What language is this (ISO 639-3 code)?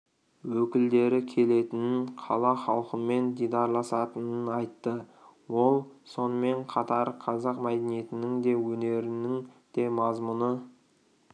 kaz